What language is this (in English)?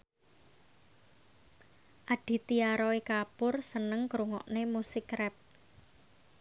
Javanese